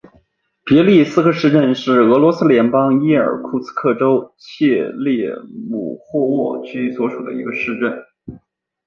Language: Chinese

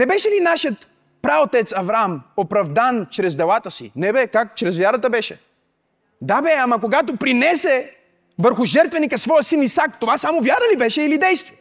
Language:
Bulgarian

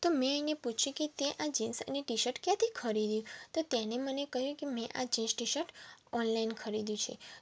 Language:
Gujarati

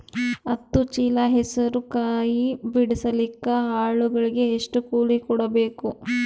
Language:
Kannada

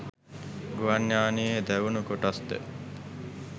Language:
Sinhala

